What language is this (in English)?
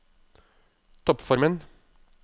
Norwegian